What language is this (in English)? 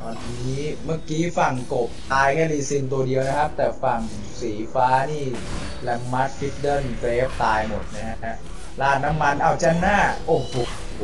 Thai